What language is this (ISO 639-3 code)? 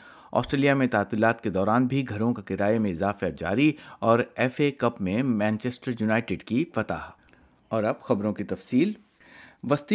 urd